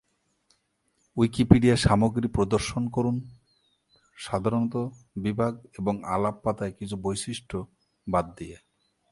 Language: Bangla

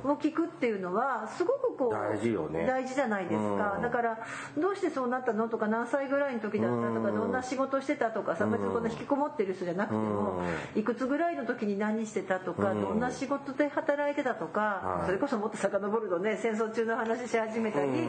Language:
Japanese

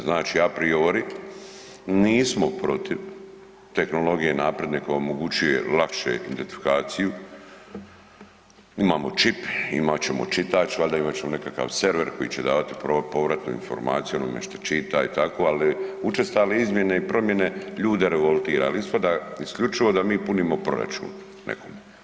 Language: Croatian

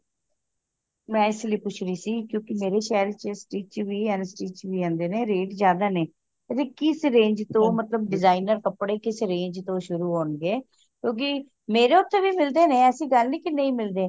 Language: Punjabi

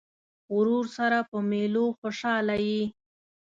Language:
Pashto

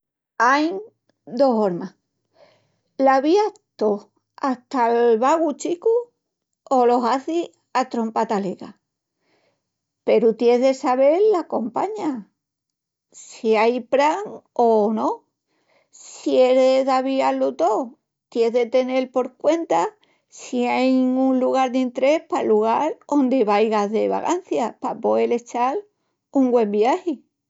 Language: Extremaduran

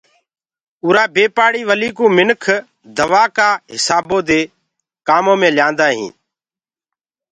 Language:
Gurgula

